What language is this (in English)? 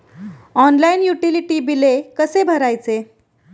Marathi